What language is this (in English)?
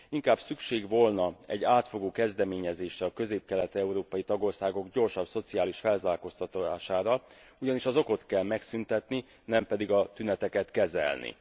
Hungarian